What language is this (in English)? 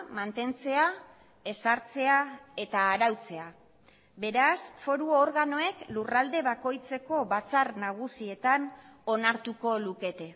Basque